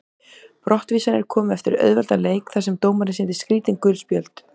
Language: Icelandic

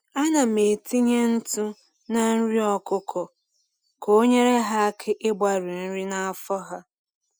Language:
Igbo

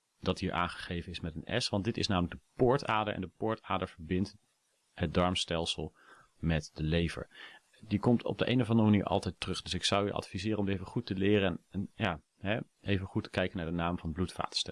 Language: Dutch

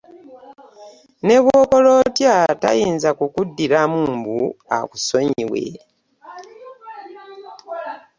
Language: Ganda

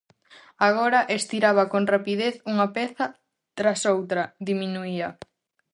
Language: Galician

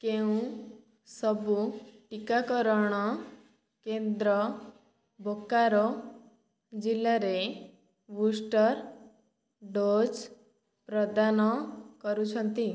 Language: Odia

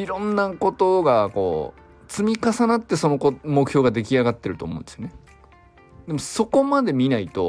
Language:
Japanese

